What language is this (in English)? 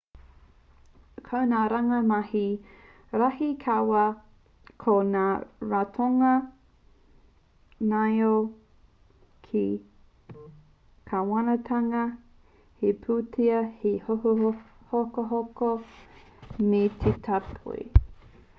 Māori